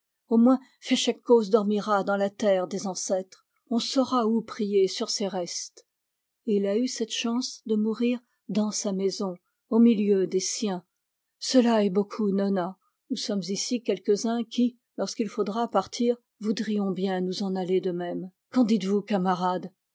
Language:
French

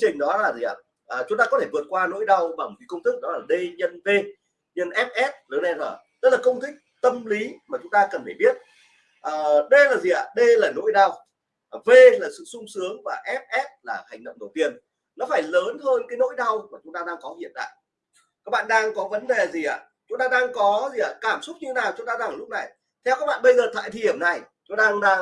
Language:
Vietnamese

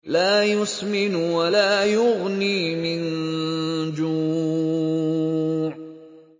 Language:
Arabic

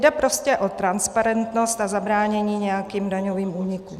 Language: Czech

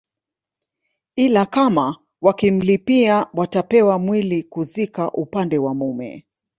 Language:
Swahili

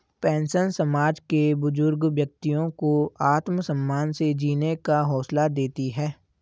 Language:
Hindi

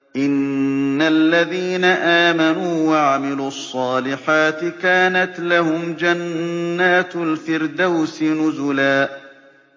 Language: Arabic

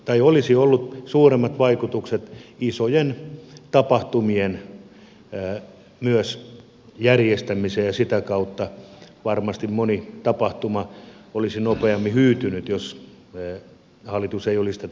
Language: Finnish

